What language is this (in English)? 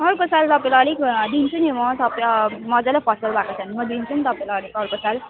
Nepali